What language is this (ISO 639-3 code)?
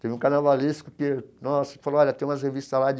por